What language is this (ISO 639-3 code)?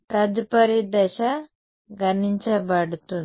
tel